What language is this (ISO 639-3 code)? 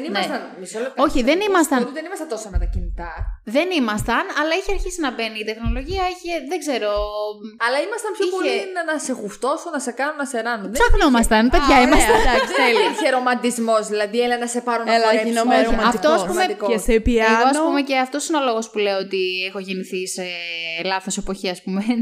ell